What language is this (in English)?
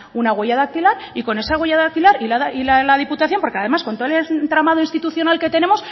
Spanish